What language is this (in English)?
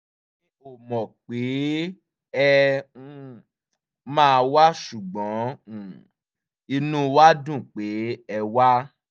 Yoruba